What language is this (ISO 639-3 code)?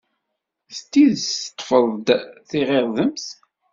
kab